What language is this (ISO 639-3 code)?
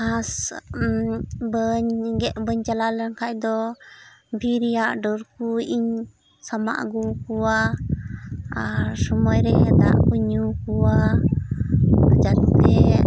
sat